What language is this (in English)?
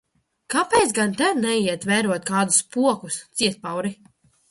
Latvian